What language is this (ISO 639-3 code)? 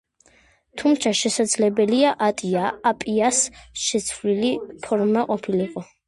kat